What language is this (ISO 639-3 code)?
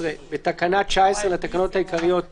heb